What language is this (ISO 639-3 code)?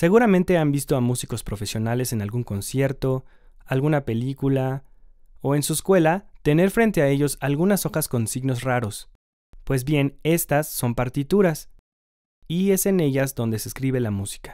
spa